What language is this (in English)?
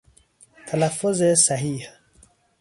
Persian